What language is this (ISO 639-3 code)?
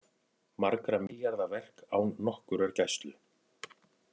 isl